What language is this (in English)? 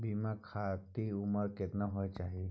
Maithili